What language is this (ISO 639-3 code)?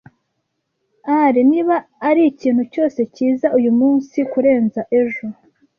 kin